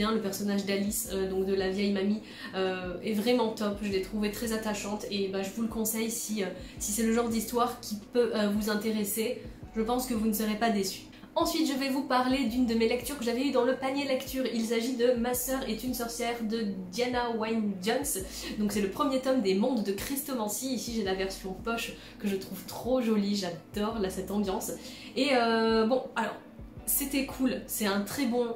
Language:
French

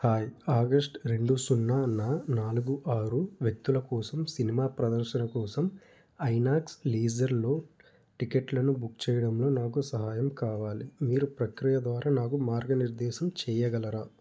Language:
Telugu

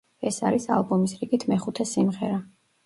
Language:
Georgian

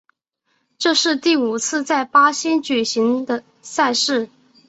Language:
Chinese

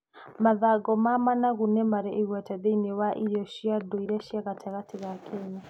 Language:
Kikuyu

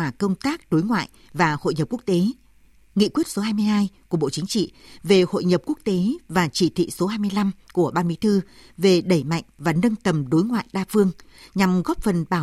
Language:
Vietnamese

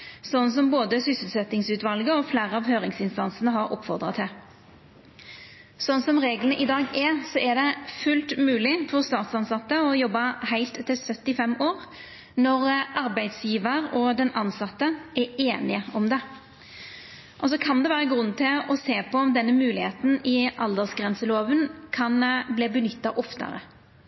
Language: Norwegian Nynorsk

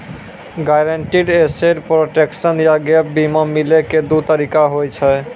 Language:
Maithili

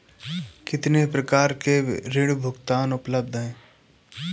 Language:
Hindi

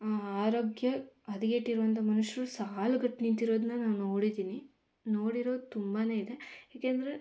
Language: Kannada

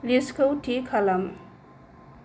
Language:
Bodo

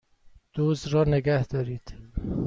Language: Persian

